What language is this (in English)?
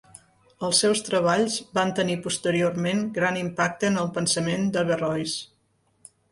Catalan